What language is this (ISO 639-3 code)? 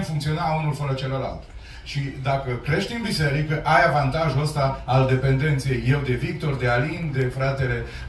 ron